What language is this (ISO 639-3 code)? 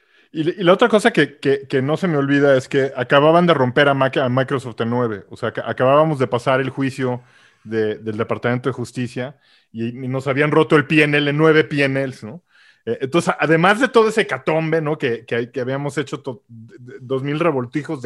spa